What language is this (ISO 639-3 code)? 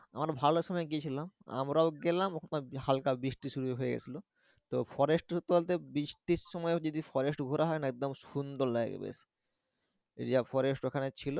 ben